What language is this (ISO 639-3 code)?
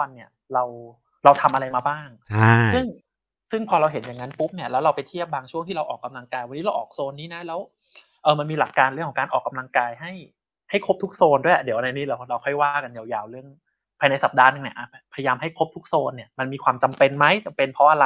tha